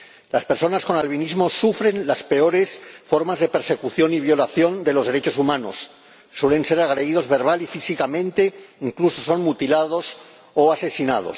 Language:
Spanish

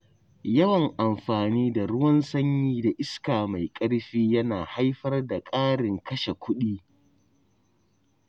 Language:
Hausa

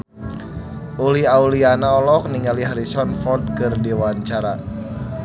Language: Sundanese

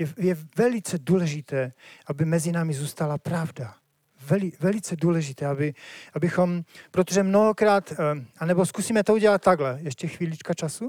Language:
Czech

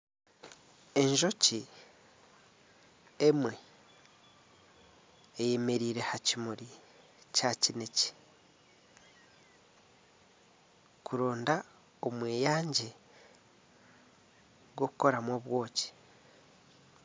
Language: Nyankole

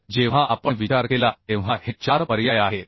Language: Marathi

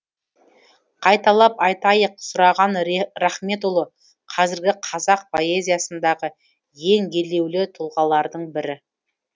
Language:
Kazakh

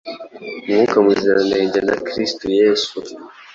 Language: Kinyarwanda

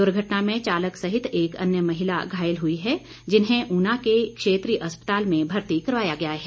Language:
Hindi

